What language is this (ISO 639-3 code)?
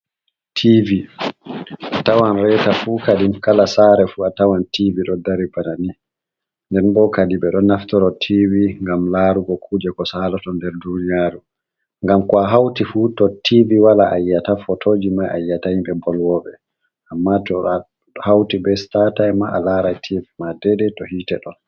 ful